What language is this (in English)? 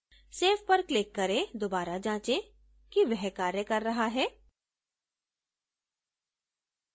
Hindi